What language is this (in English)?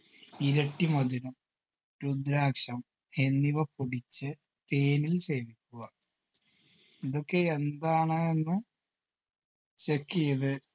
Malayalam